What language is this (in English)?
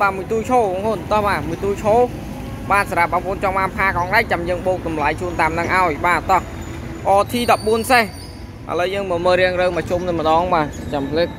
Vietnamese